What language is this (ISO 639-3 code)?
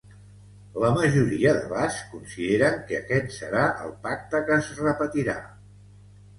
cat